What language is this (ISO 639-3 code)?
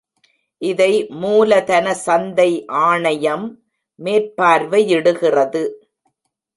tam